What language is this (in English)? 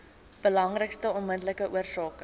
Afrikaans